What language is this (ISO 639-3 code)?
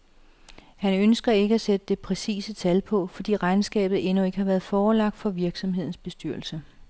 dan